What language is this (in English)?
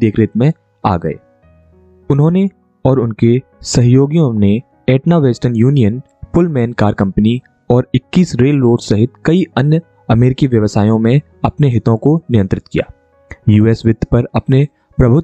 Hindi